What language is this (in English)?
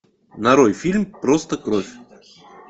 Russian